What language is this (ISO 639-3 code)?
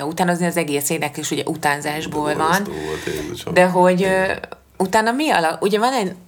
hun